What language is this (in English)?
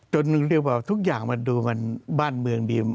Thai